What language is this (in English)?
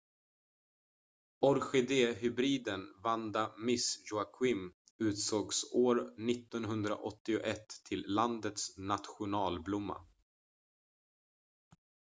Swedish